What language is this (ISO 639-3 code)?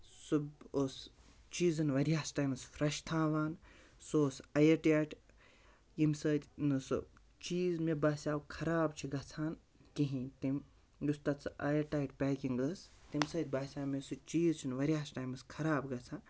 kas